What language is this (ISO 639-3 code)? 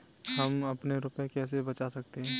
hin